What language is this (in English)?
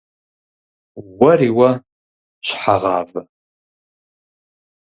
Kabardian